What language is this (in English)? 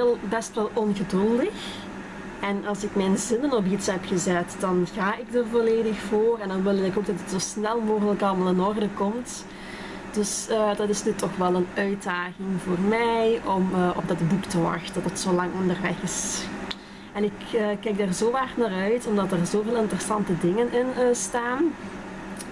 Dutch